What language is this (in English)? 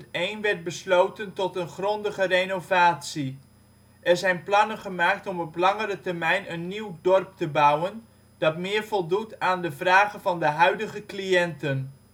Dutch